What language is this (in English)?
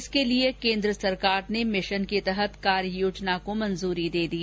Hindi